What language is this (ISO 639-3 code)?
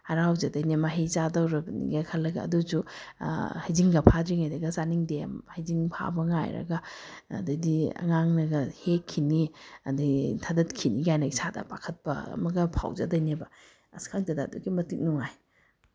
mni